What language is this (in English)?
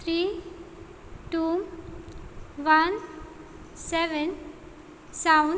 Konkani